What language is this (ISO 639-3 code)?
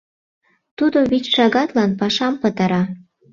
chm